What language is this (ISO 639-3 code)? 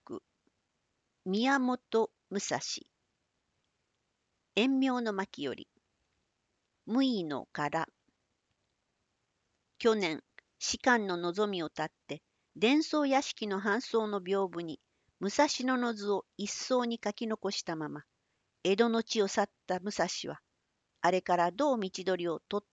jpn